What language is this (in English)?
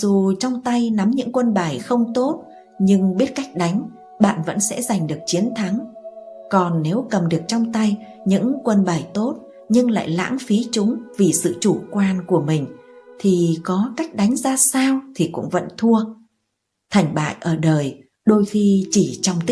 Vietnamese